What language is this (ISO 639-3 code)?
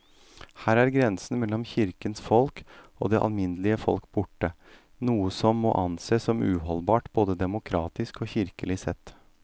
nor